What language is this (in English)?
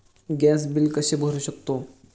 Marathi